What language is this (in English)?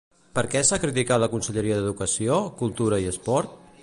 Catalan